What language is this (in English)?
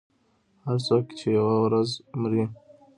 Pashto